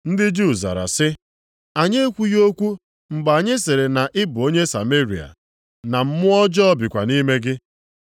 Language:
Igbo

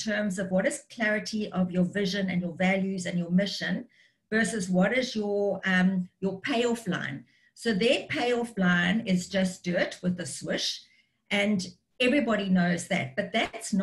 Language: English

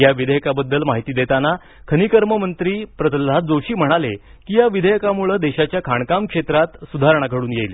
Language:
Marathi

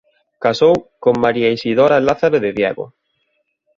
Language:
Galician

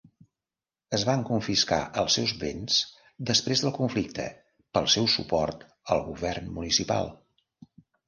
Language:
Catalan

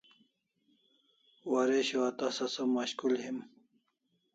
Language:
Kalasha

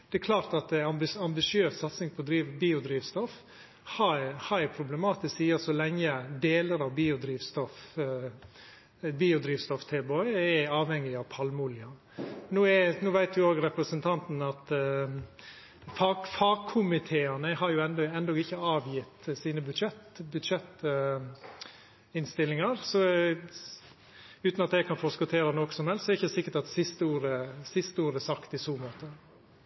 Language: Norwegian Nynorsk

